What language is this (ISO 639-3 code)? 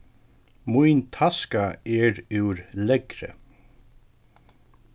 fao